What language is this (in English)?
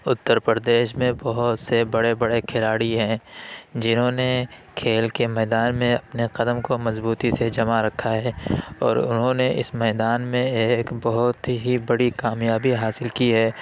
Urdu